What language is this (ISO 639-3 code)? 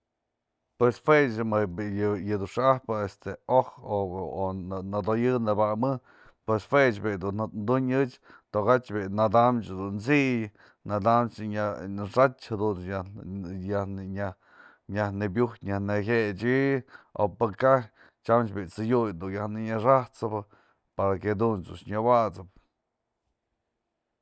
mzl